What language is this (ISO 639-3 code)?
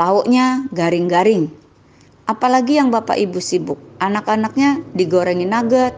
ind